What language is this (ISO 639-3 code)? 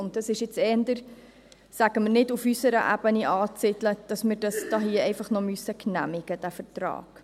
gsw